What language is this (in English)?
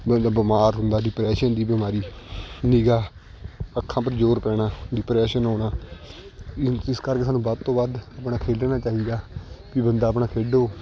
Punjabi